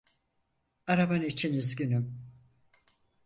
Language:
Turkish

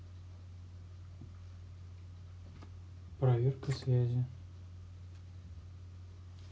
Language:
Russian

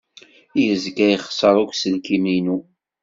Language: Kabyle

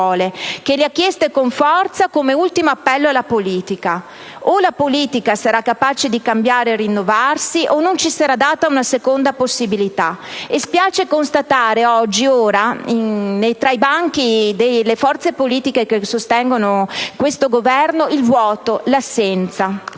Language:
Italian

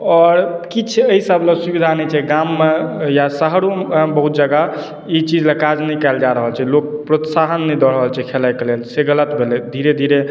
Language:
Maithili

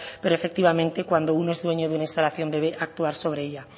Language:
Spanish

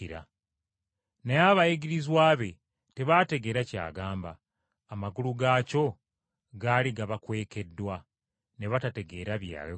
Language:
Ganda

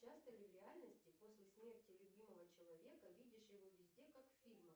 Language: Russian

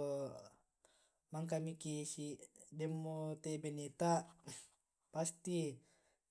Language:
Tae'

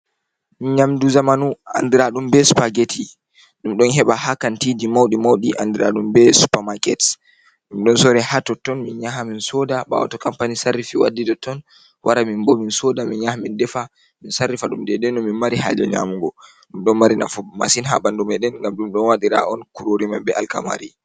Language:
Fula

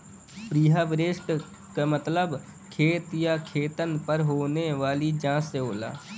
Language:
Bhojpuri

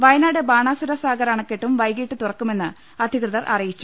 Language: Malayalam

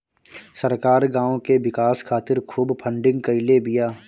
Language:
Bhojpuri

